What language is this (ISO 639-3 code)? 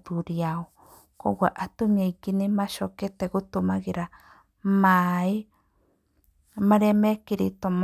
kik